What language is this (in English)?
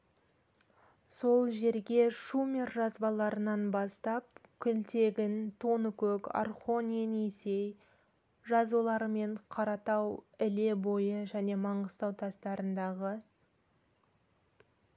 Kazakh